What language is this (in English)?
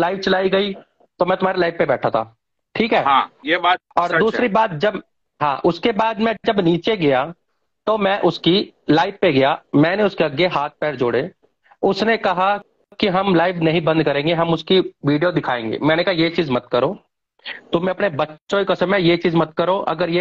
Hindi